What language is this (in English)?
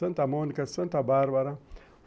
Portuguese